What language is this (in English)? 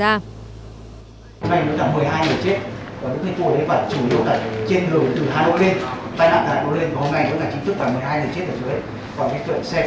Vietnamese